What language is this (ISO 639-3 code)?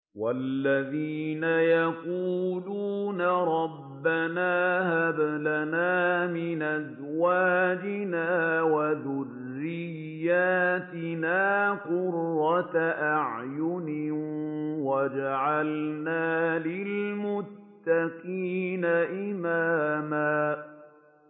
ara